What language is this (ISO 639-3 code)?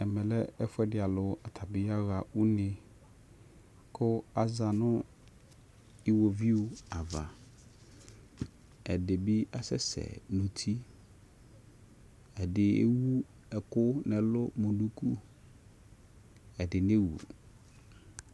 kpo